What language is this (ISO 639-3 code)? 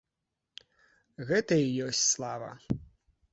bel